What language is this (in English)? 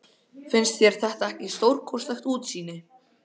Icelandic